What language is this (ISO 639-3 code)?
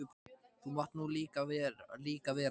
isl